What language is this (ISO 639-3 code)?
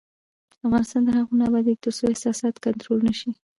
pus